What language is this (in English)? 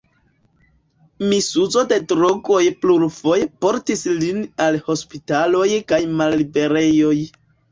Esperanto